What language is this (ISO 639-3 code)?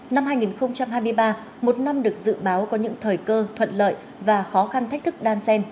vie